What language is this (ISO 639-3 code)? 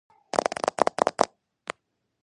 kat